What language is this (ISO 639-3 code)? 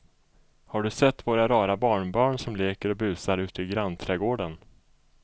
swe